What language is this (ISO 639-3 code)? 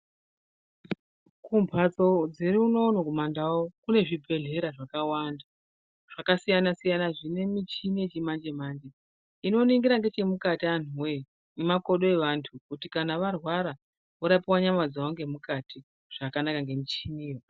ndc